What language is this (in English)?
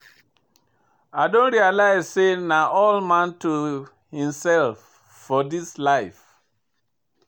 Nigerian Pidgin